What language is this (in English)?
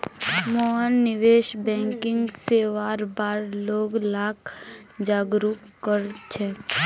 Magahi